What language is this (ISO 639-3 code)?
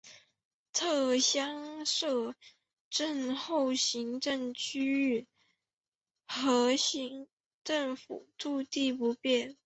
zho